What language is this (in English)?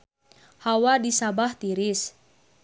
Sundanese